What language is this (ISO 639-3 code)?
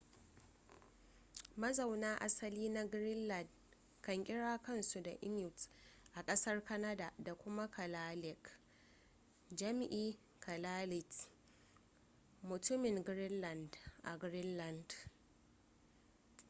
hau